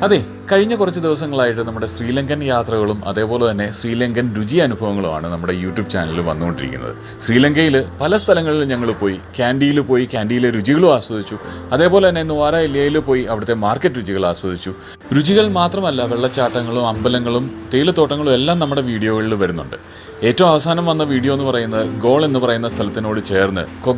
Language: Indonesian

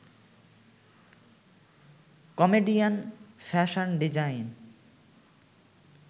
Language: Bangla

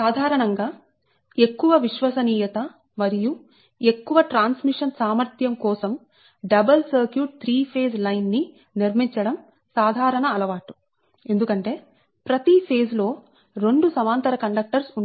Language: Telugu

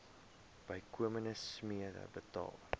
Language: Afrikaans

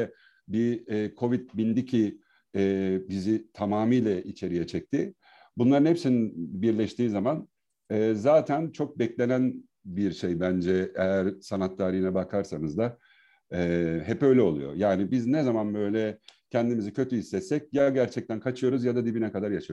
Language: Turkish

